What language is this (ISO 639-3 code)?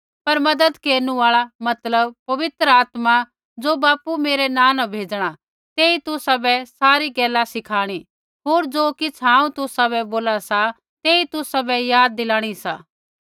kfx